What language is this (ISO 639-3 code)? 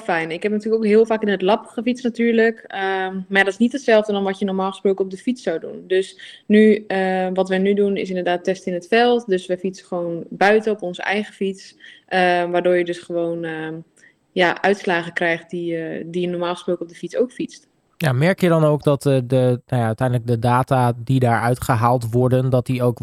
nld